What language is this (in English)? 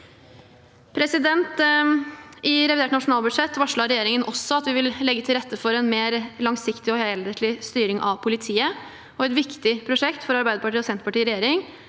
Norwegian